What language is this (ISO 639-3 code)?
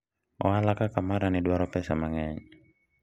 luo